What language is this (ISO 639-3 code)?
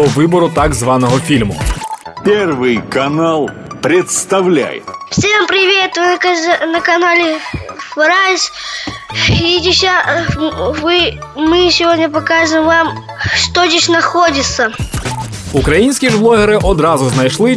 ukr